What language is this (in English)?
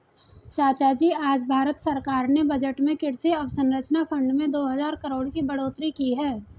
Hindi